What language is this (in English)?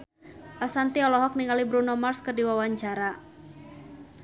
Sundanese